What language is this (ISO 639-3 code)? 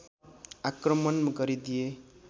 nep